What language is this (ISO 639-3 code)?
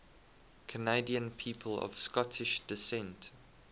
eng